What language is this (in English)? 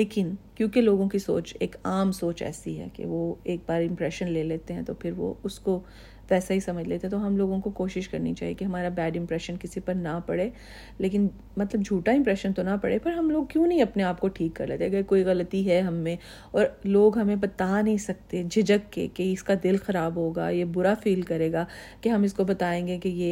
Urdu